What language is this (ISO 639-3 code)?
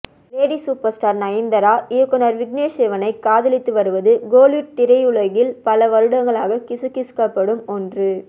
tam